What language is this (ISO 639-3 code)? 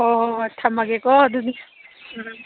mni